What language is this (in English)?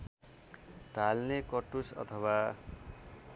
Nepali